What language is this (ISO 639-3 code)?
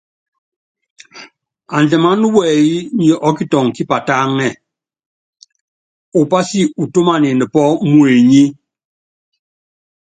yav